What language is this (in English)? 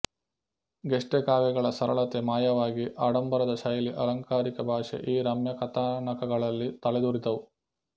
Kannada